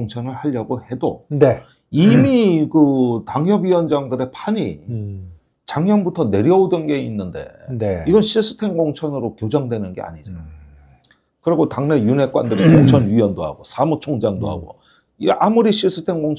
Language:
Korean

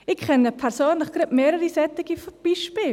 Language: Swiss German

